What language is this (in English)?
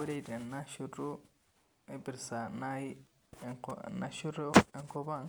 Masai